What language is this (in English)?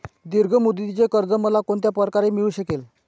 Marathi